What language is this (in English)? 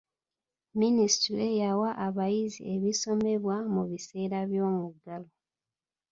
Ganda